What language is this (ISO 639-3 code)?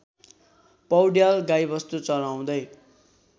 nep